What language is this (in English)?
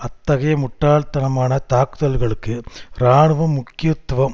Tamil